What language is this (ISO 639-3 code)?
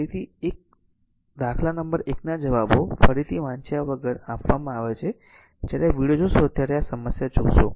guj